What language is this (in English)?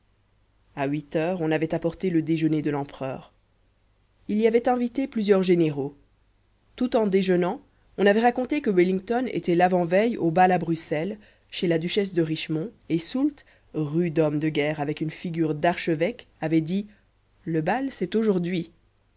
French